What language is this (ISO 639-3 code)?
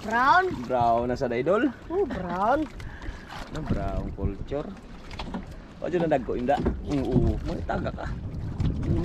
ind